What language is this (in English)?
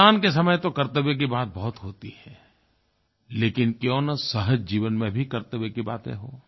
Hindi